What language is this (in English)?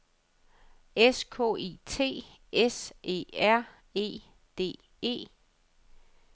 Danish